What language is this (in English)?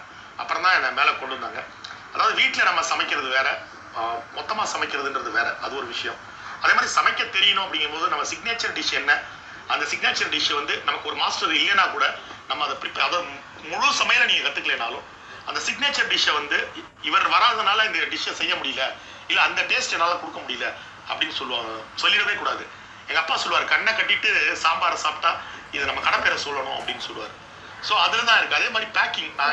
Tamil